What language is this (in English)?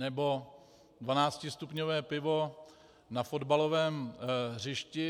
Czech